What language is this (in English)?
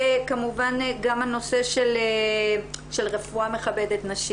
Hebrew